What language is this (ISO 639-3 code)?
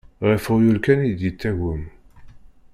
kab